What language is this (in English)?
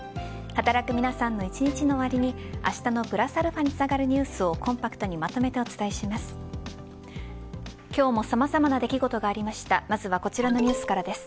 Japanese